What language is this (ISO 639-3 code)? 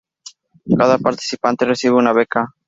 spa